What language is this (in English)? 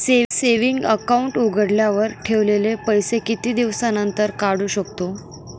Marathi